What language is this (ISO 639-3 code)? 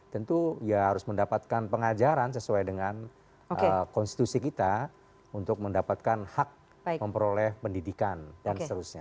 ind